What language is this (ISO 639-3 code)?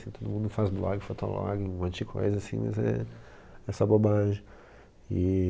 por